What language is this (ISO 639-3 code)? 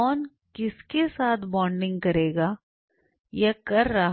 hin